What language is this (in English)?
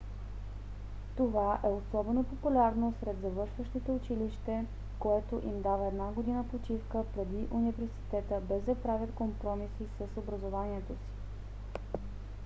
Bulgarian